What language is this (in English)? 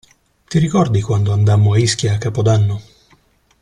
Italian